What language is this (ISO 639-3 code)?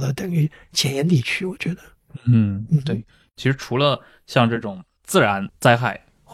zho